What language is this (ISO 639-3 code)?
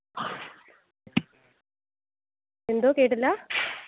mal